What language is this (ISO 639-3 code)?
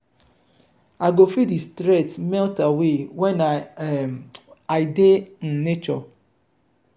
pcm